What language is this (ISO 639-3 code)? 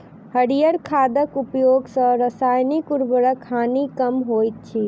mai